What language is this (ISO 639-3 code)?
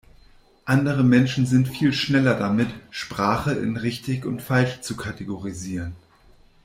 deu